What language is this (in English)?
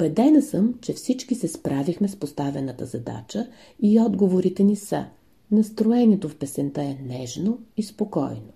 Bulgarian